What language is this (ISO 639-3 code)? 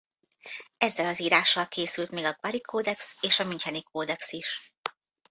hun